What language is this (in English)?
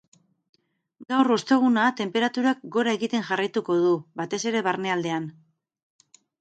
Basque